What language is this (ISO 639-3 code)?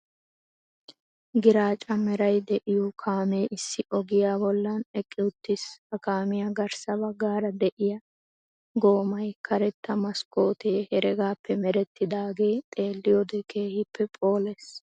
wal